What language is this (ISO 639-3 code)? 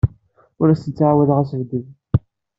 kab